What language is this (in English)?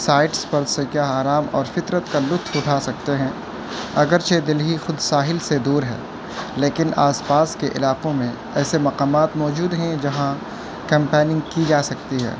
Urdu